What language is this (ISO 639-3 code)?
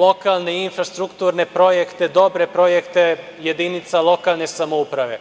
srp